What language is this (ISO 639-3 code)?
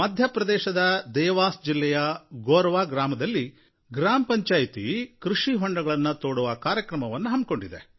kan